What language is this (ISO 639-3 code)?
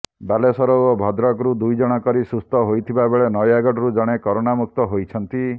ori